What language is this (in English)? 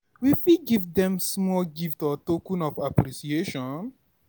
Nigerian Pidgin